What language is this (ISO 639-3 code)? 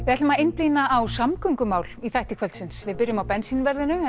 isl